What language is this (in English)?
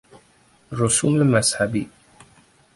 Persian